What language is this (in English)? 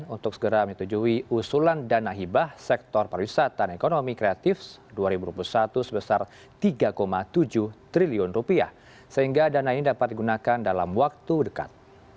Indonesian